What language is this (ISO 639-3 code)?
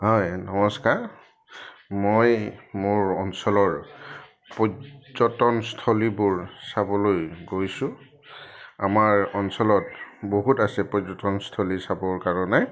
asm